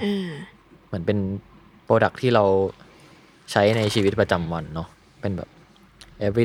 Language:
Thai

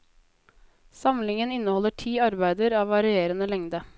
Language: Norwegian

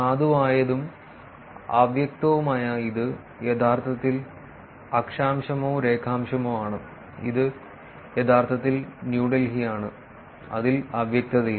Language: Malayalam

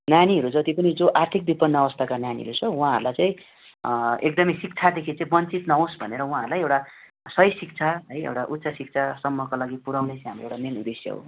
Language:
Nepali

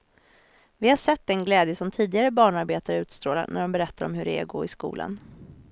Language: Swedish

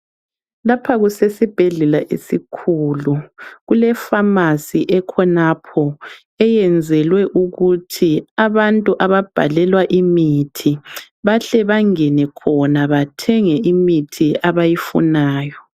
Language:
North Ndebele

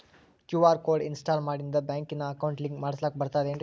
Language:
Kannada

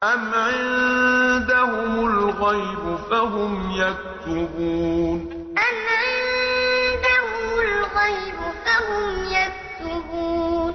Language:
Arabic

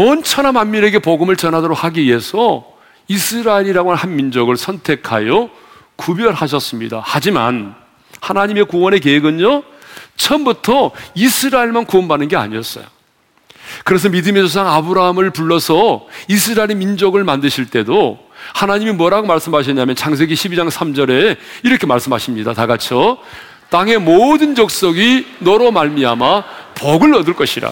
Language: Korean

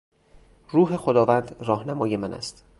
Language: Persian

